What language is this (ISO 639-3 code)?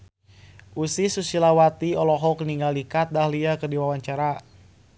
sun